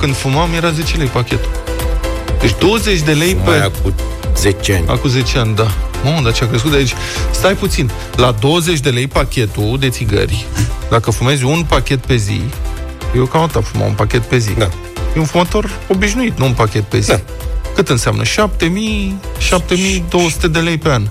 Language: Romanian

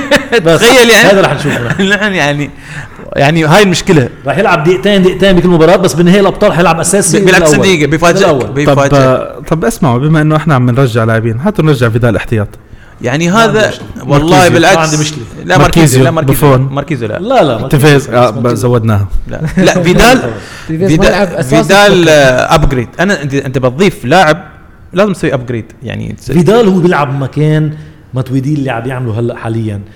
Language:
Arabic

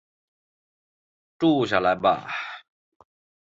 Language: Chinese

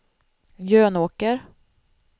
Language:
Swedish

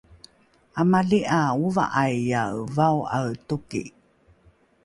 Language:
Rukai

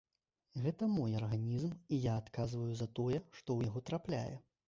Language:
Belarusian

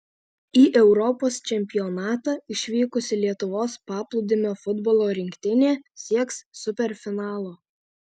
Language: Lithuanian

